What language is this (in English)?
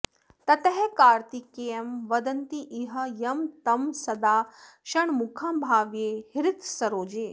Sanskrit